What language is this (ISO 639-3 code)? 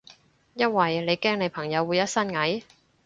yue